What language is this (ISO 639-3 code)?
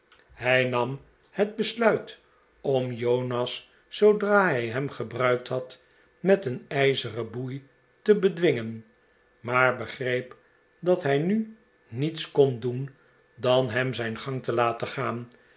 nld